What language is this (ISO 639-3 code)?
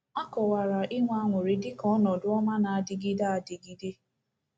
ibo